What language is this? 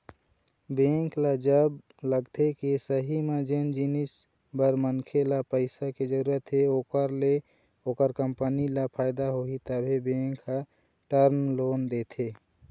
Chhattisgarhi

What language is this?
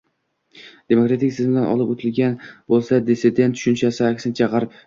Uzbek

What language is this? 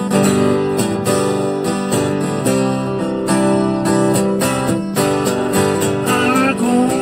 Japanese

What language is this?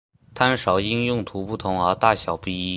Chinese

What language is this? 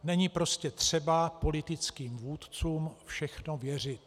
Czech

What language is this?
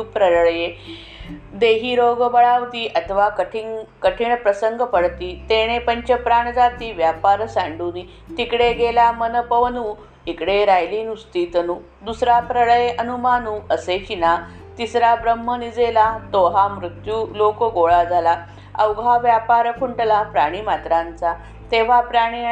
Marathi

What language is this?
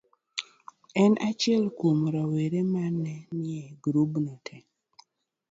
Luo (Kenya and Tanzania)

